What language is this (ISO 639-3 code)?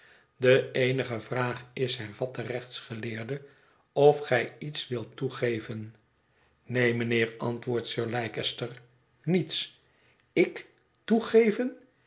nld